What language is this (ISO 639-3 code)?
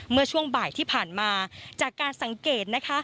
tha